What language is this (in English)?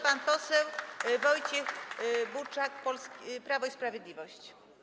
Polish